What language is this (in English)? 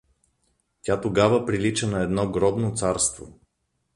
Bulgarian